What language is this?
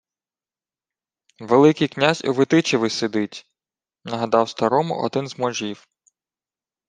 Ukrainian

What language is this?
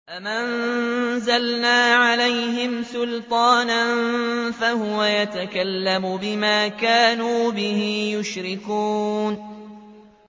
Arabic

